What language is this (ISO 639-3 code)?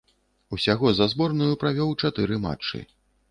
bel